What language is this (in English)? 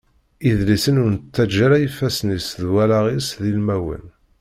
Kabyle